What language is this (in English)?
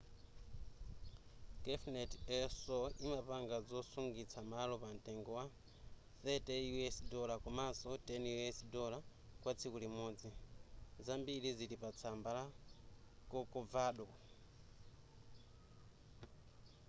Nyanja